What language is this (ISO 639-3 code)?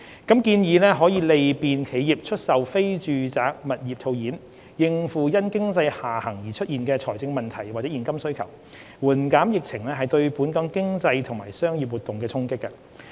yue